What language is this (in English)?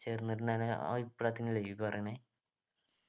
Malayalam